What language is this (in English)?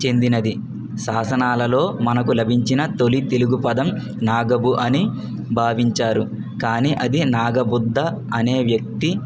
Telugu